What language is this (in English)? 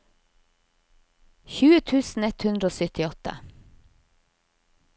Norwegian